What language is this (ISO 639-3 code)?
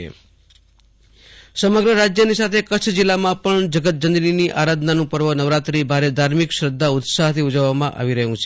guj